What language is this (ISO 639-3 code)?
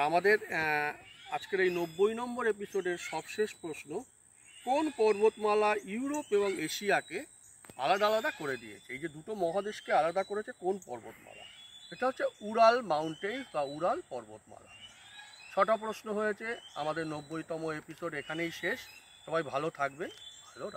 ben